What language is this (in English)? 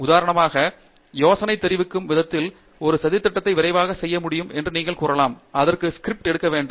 Tamil